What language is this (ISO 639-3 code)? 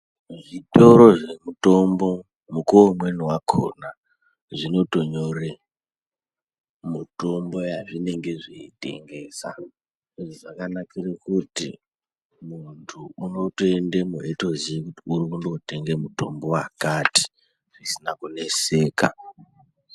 ndc